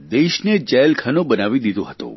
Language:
Gujarati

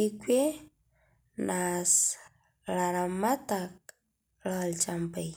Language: Masai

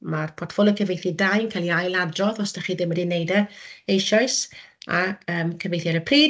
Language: Welsh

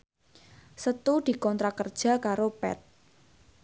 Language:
Javanese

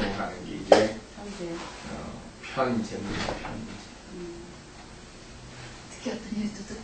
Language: Korean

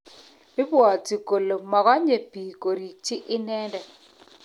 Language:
Kalenjin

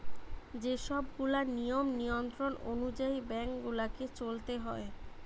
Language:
Bangla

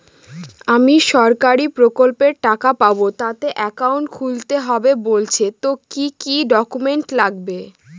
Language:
Bangla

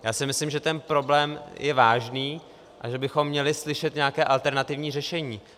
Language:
Czech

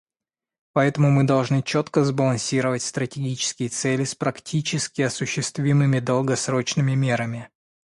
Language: Russian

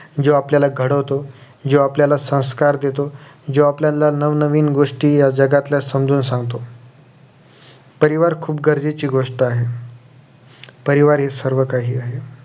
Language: Marathi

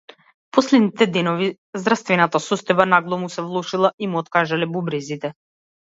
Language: Macedonian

